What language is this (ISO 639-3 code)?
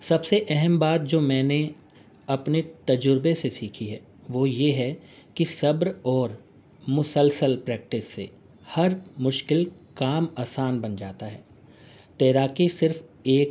urd